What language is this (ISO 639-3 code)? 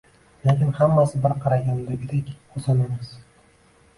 uzb